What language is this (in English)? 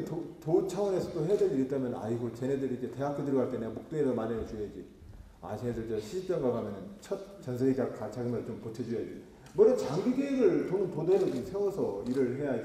Korean